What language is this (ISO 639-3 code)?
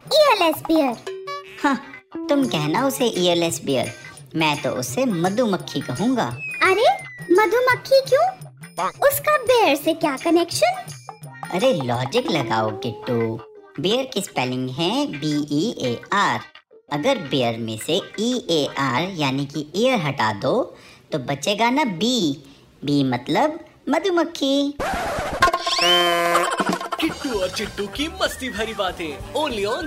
hin